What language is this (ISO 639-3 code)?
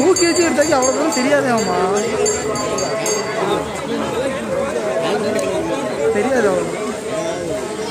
ara